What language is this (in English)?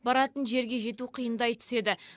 Kazakh